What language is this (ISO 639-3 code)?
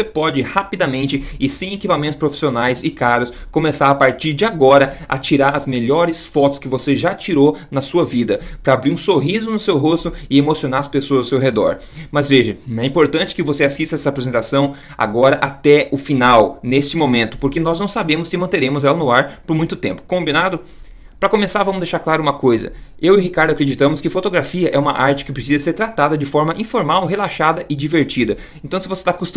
por